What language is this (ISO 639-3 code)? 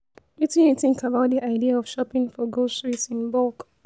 pcm